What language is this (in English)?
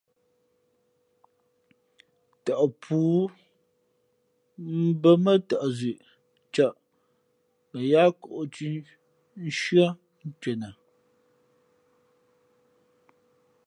Fe'fe'